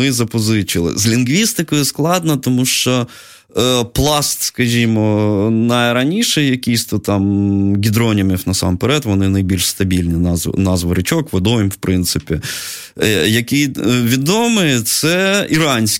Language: Ukrainian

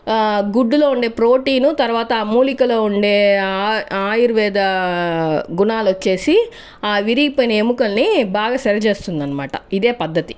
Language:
Telugu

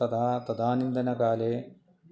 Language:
Sanskrit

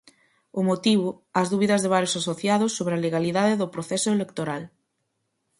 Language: Galician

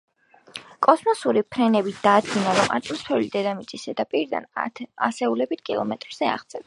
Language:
Georgian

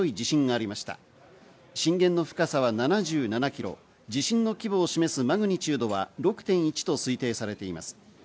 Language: Japanese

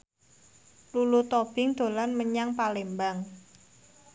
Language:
Javanese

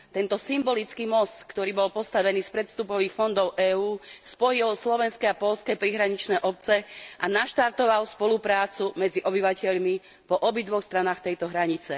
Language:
Slovak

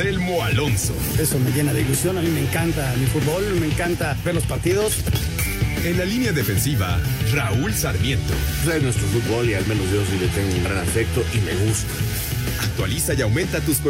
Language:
Spanish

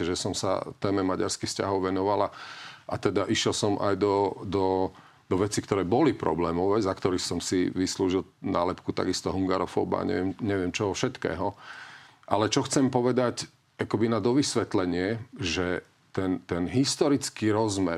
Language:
Slovak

